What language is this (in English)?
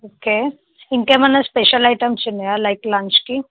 Telugu